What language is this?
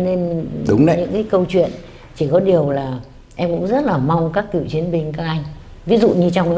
Vietnamese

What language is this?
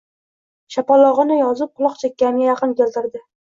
Uzbek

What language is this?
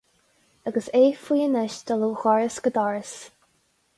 Irish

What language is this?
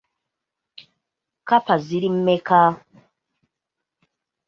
Ganda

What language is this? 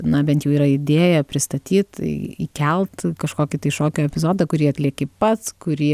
Lithuanian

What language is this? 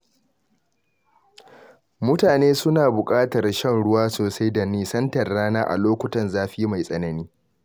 Hausa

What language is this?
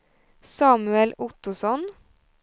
Swedish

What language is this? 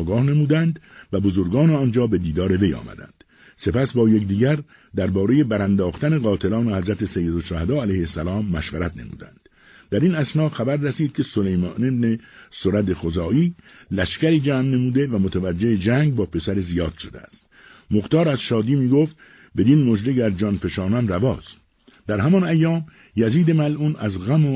Persian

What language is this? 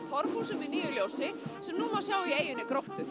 Icelandic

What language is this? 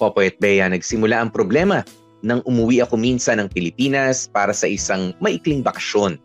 Filipino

